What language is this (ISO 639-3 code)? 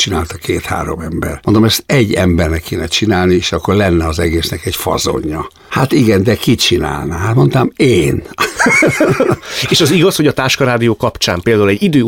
hun